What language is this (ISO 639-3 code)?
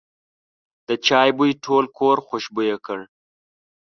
pus